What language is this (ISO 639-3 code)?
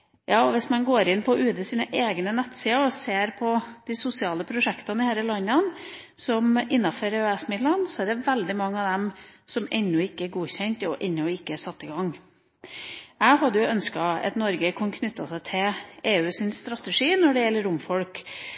nob